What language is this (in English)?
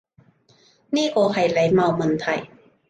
Cantonese